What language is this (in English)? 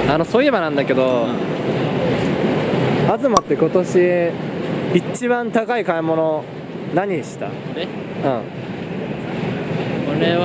Japanese